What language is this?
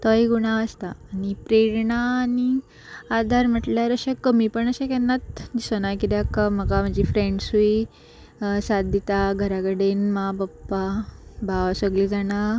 Konkani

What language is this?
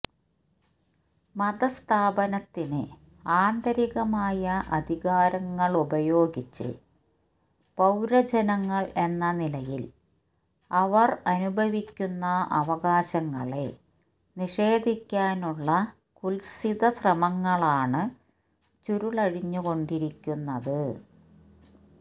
Malayalam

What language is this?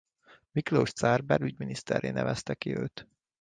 Hungarian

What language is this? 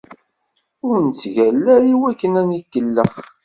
Kabyle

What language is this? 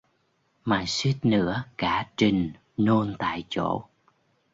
Vietnamese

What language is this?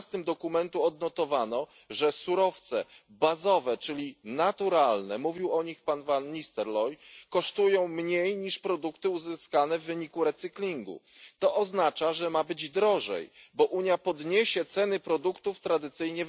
Polish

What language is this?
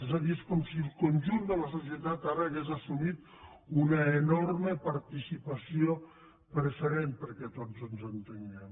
Catalan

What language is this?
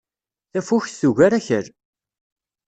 Kabyle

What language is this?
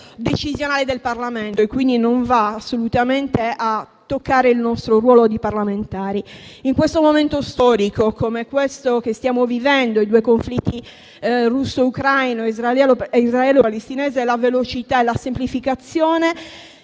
Italian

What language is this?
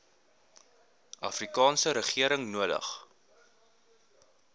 Afrikaans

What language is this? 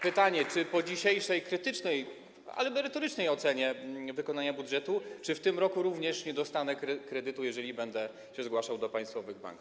Polish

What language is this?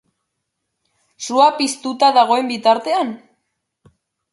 Basque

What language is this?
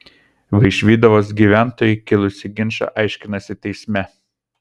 Lithuanian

